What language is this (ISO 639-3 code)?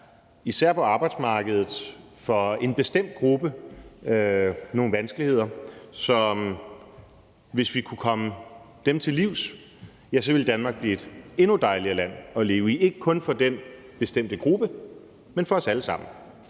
dan